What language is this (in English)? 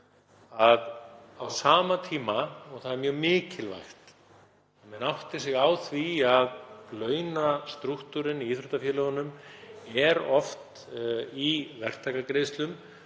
Icelandic